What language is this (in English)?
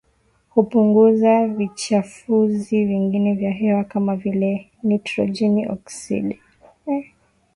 Swahili